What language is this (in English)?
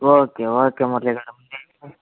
Telugu